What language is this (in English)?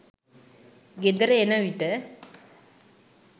Sinhala